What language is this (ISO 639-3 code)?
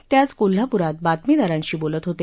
mar